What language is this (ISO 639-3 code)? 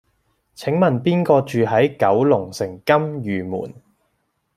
yue